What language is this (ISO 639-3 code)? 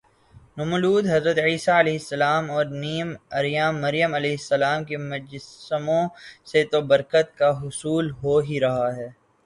urd